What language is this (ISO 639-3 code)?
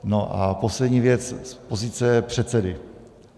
ces